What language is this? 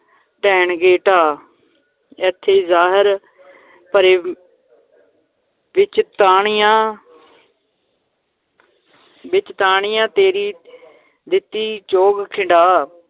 Punjabi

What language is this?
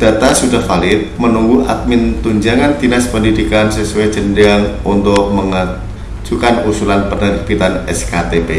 Indonesian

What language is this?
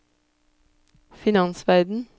Norwegian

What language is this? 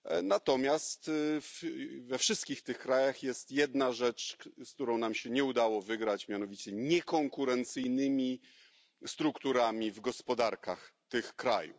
Polish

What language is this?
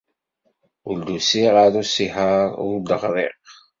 Kabyle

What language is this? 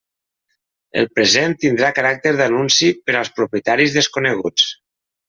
Catalan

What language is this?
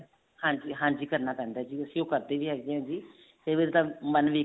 Punjabi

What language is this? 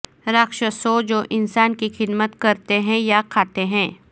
Urdu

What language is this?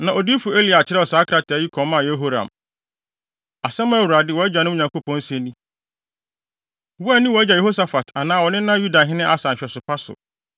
Akan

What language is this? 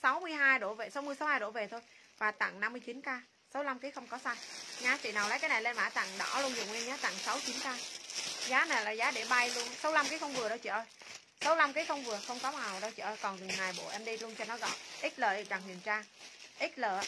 Vietnamese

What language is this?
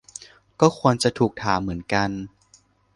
Thai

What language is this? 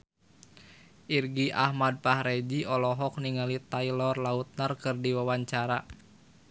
Sundanese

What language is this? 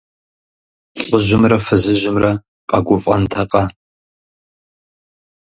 Kabardian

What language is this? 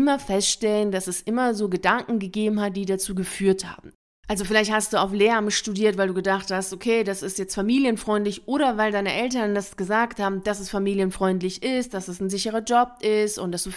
German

